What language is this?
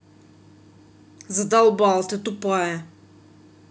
Russian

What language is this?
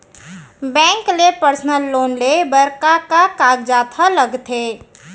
Chhattisgarhi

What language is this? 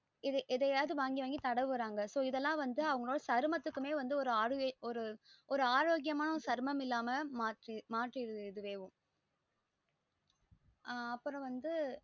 Tamil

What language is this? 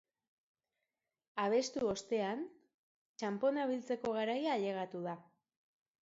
Basque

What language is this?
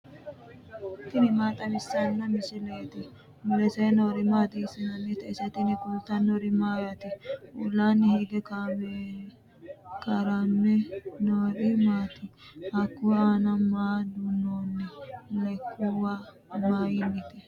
Sidamo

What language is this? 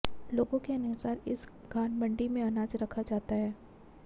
Hindi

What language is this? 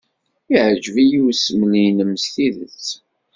Kabyle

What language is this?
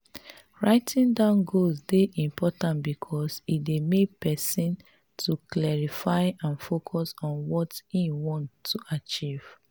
Nigerian Pidgin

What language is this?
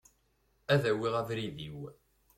Kabyle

